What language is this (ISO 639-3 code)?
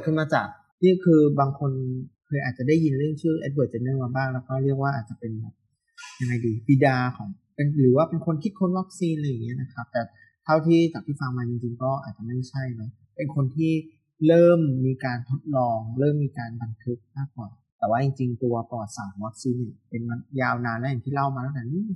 tha